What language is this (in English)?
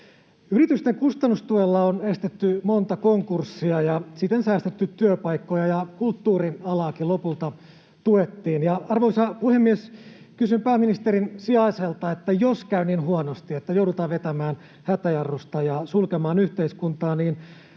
Finnish